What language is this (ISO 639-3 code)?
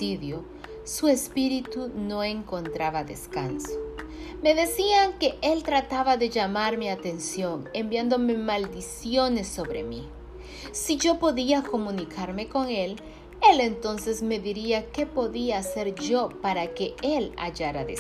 spa